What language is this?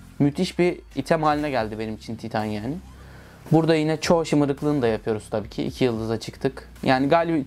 Turkish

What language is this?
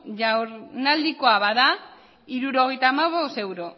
Basque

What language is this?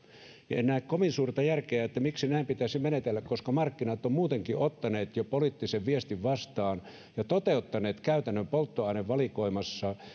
Finnish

